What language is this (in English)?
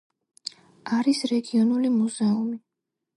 Georgian